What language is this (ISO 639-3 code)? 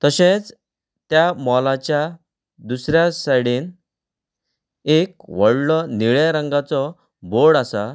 kok